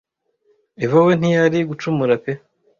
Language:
Kinyarwanda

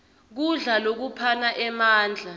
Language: Swati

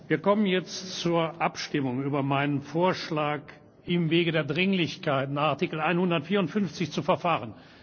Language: German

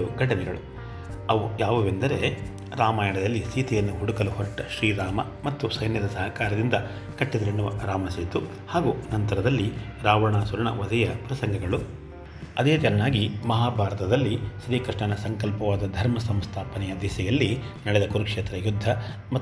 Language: Kannada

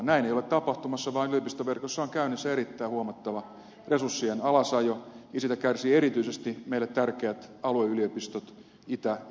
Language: Finnish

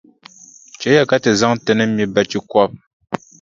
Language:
Dagbani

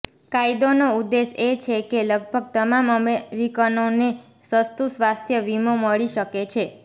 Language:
Gujarati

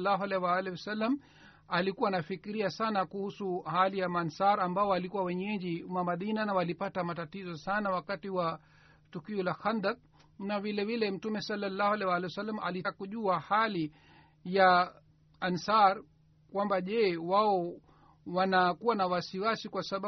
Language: Swahili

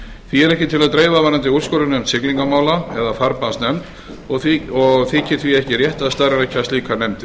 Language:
Icelandic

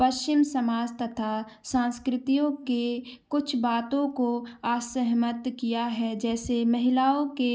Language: Hindi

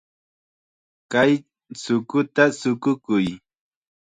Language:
Chiquián Ancash Quechua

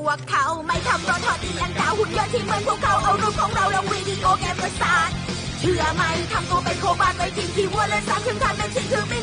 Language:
Thai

